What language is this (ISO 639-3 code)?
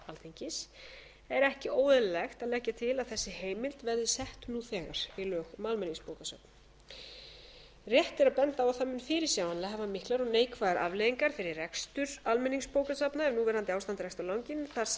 isl